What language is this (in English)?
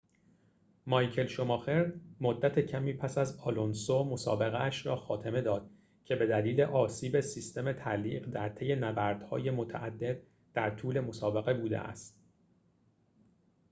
Persian